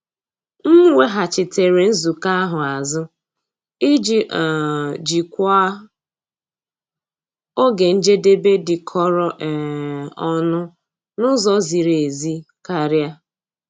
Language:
Igbo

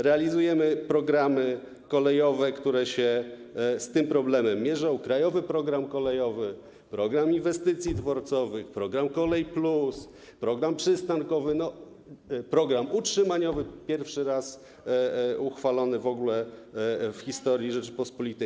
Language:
Polish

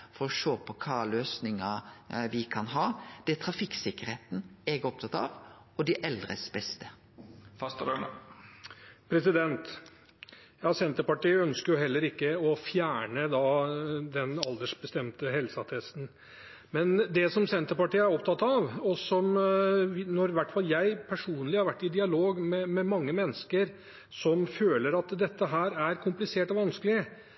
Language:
Norwegian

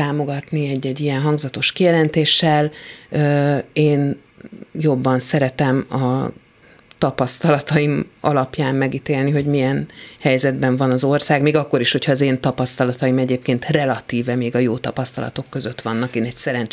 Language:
Hungarian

